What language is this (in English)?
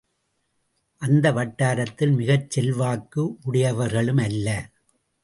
Tamil